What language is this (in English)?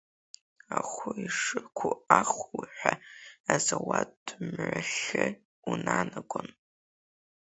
Abkhazian